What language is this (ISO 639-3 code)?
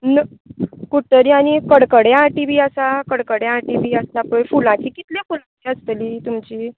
kok